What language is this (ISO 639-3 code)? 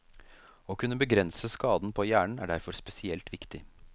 nor